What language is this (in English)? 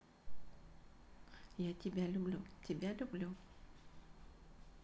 Russian